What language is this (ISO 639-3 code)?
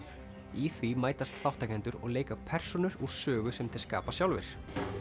isl